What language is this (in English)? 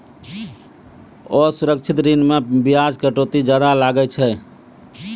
Maithili